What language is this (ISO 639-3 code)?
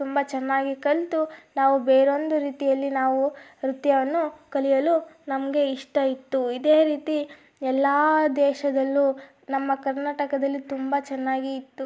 kan